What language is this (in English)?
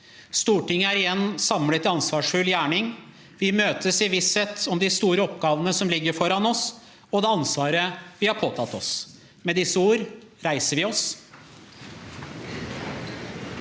Norwegian